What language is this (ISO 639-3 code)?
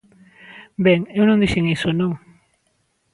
glg